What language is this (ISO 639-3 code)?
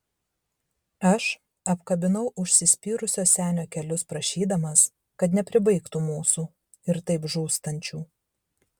lit